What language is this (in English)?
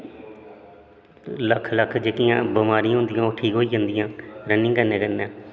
Dogri